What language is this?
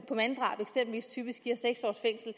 Danish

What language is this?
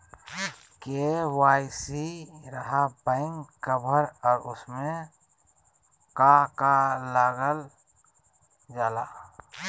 Magahi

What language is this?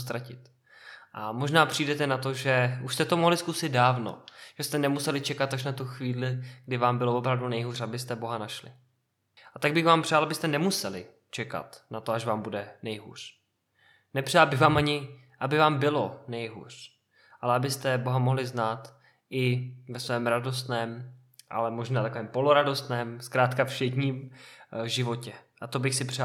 Czech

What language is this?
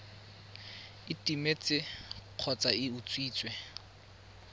Tswana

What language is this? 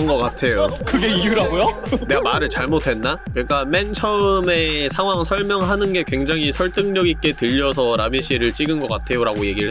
Korean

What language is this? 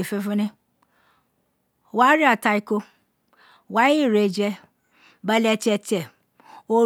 Isekiri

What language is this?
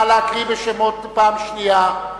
Hebrew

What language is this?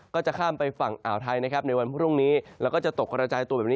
Thai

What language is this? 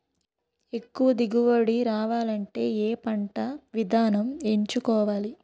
Telugu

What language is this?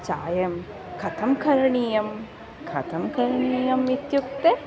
Sanskrit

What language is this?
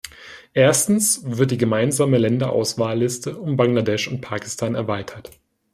German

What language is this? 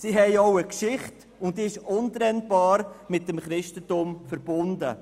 Swiss German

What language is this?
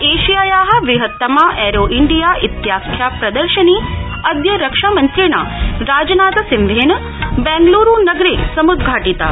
Sanskrit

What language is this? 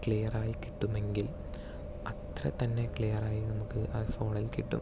Malayalam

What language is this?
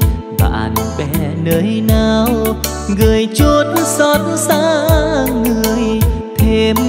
Vietnamese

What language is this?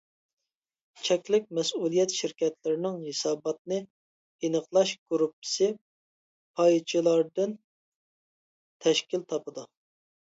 Uyghur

